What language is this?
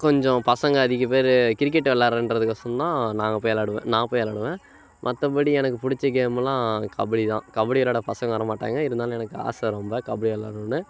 Tamil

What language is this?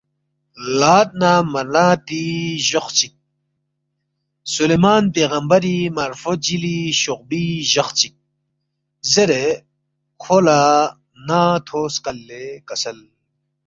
Balti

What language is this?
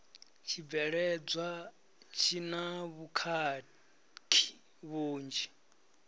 Venda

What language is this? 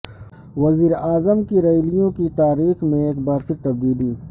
Urdu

